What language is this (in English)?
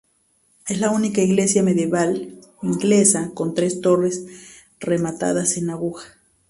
Spanish